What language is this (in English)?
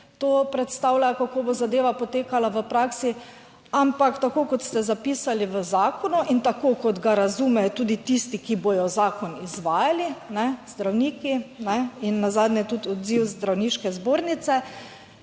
Slovenian